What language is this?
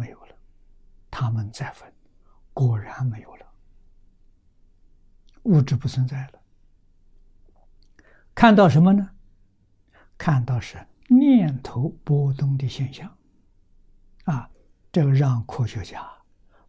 Chinese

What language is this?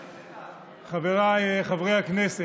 Hebrew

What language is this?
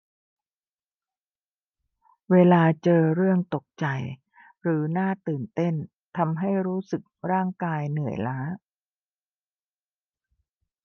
Thai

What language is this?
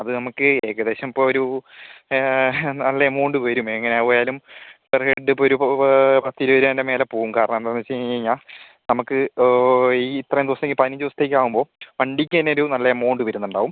Malayalam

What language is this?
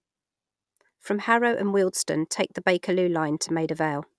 English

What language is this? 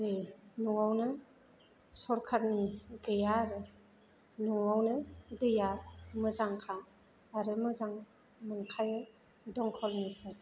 Bodo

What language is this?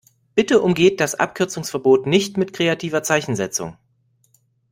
German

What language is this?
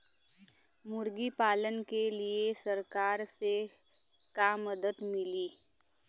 Bhojpuri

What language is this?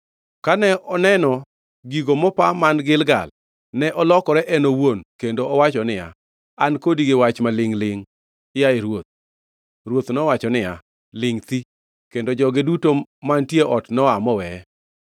Luo (Kenya and Tanzania)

